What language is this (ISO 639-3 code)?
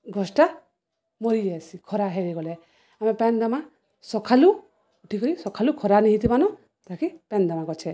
ori